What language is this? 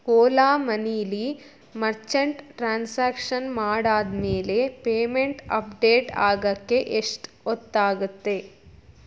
Kannada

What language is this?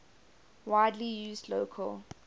English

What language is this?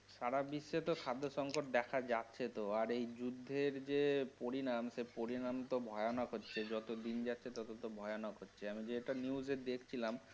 Bangla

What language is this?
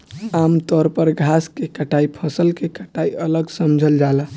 Bhojpuri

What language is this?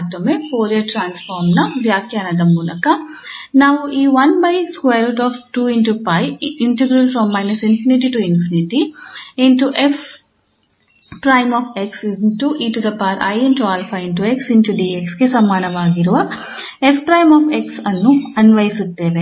Kannada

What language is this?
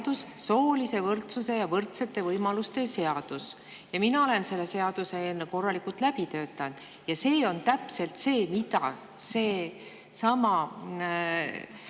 Estonian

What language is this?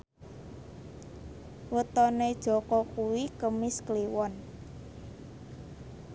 Javanese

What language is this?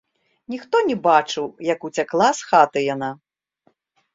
Belarusian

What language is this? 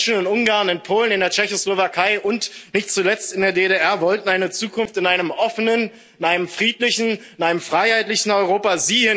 German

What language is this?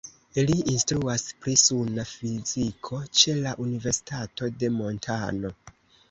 Esperanto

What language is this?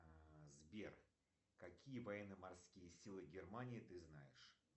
Russian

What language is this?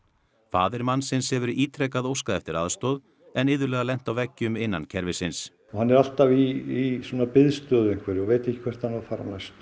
Icelandic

